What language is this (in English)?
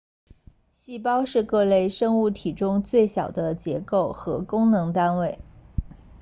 Chinese